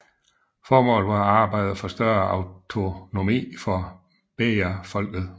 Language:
Danish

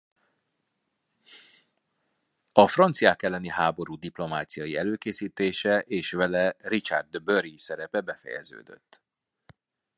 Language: Hungarian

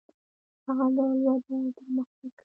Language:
Pashto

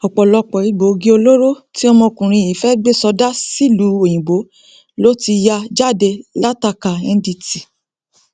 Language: Yoruba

